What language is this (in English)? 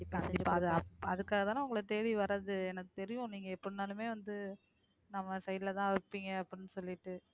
Tamil